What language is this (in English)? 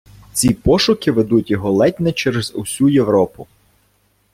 Ukrainian